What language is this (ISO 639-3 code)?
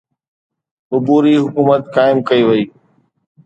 snd